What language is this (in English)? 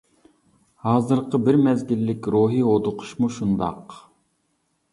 Uyghur